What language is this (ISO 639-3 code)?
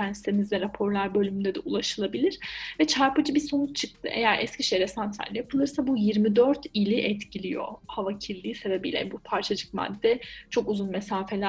tur